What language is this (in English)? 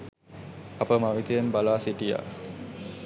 Sinhala